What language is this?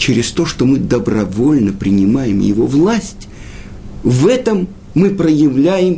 Russian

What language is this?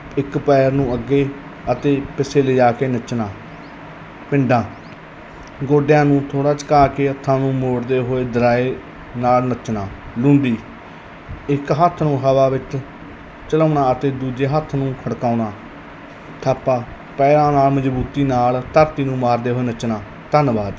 Punjabi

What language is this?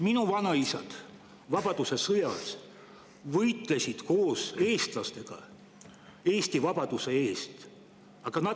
Estonian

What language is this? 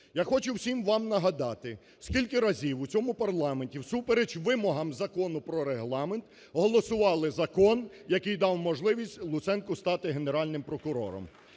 Ukrainian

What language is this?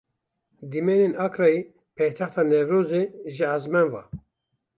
Kurdish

